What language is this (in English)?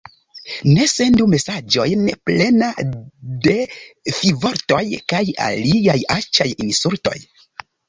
Esperanto